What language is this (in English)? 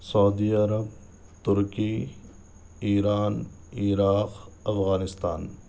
Urdu